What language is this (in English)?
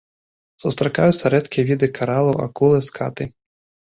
Belarusian